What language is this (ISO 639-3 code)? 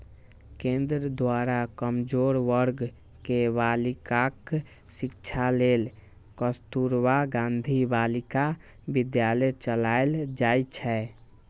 mai